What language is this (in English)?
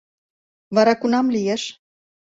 Mari